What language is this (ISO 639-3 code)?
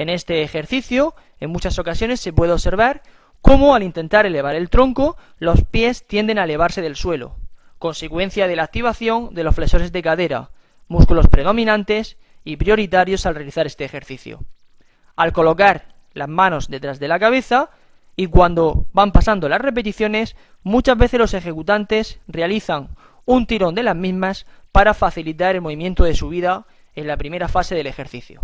spa